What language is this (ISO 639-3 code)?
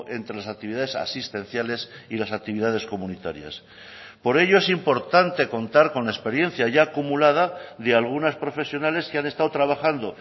spa